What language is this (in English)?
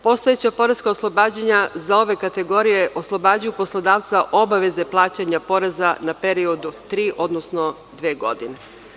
Serbian